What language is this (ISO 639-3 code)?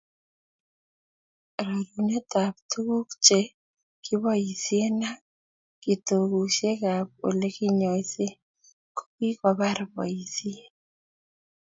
kln